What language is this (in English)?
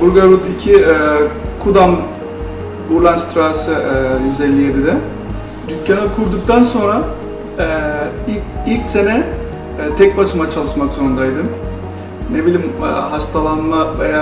Turkish